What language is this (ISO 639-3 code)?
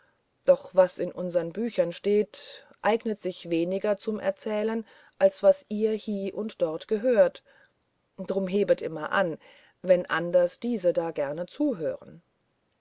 deu